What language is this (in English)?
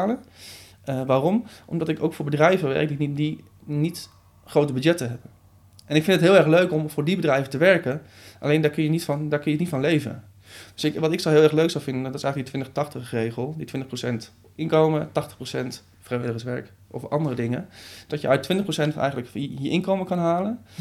Dutch